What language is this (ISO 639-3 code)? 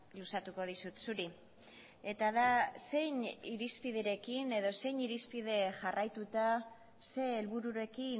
eus